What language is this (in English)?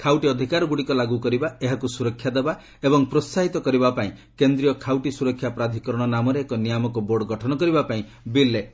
Odia